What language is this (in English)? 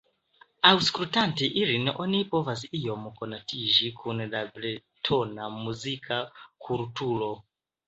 Esperanto